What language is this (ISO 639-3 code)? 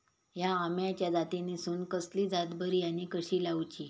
mar